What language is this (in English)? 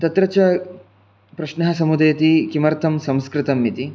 Sanskrit